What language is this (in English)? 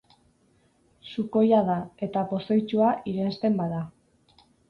Basque